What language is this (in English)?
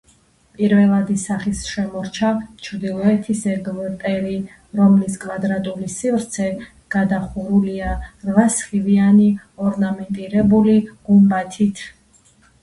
Georgian